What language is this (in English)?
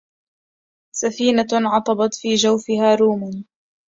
Arabic